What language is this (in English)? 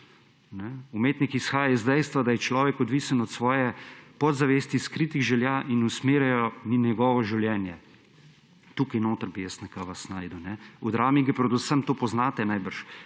Slovenian